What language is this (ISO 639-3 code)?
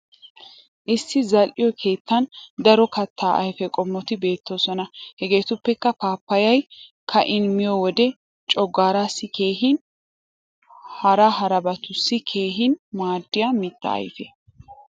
wal